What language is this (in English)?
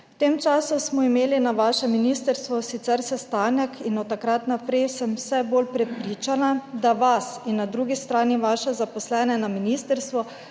Slovenian